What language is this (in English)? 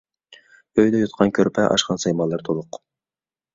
Uyghur